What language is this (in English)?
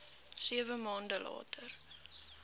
Afrikaans